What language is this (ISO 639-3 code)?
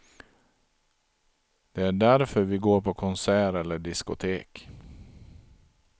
swe